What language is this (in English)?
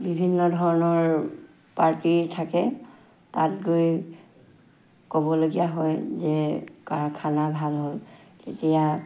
Assamese